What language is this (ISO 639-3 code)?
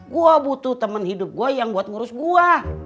ind